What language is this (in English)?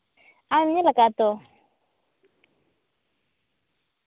Santali